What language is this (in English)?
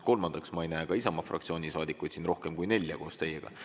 Estonian